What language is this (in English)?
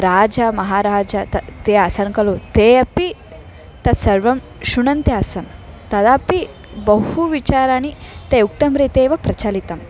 Sanskrit